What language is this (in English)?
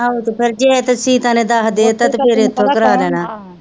Punjabi